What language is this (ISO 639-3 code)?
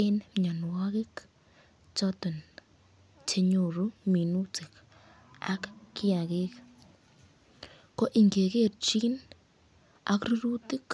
kln